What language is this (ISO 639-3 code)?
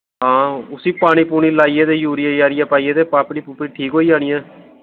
doi